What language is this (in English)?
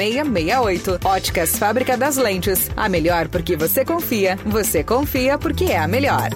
Portuguese